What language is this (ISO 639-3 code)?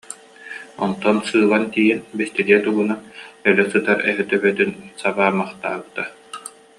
sah